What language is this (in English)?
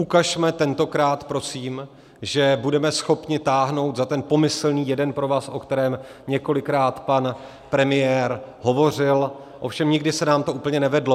Czech